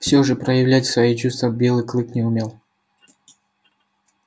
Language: Russian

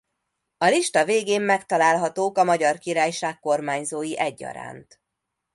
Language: Hungarian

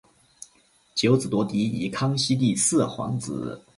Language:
Chinese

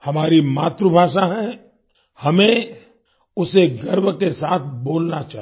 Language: Hindi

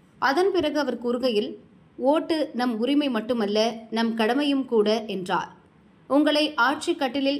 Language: Tamil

